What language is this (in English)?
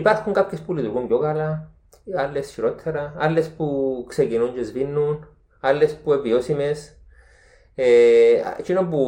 Greek